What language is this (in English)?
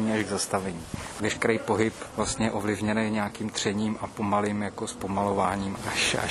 Czech